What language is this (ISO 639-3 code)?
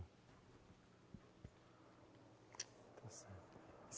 por